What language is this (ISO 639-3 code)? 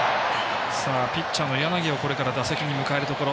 jpn